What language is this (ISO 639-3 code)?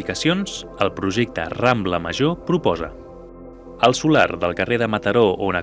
cat